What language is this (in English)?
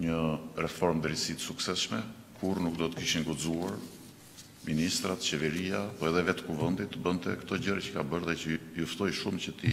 Romanian